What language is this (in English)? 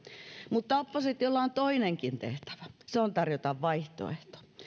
Finnish